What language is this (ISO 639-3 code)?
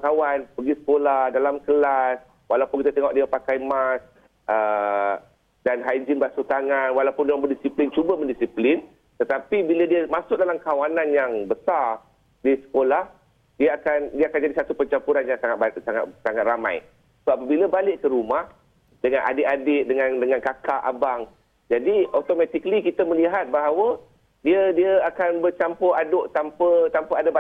msa